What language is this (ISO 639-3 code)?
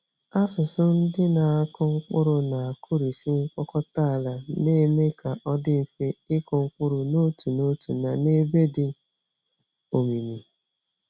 ibo